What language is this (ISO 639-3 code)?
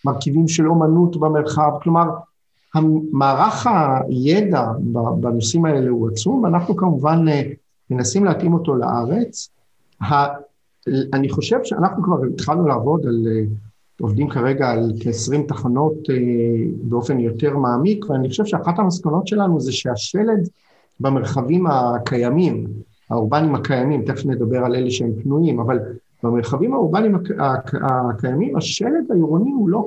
heb